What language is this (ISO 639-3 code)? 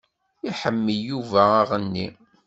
kab